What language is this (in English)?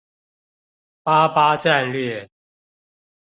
Chinese